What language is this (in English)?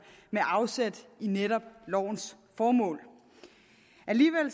Danish